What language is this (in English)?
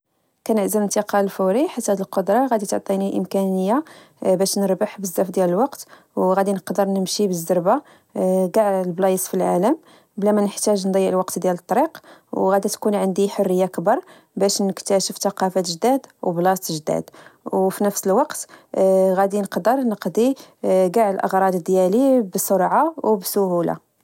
Moroccan Arabic